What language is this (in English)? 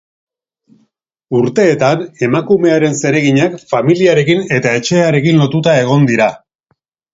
Basque